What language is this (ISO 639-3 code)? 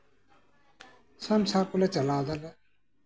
sat